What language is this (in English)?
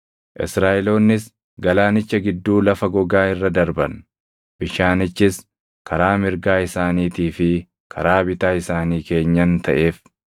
Oromo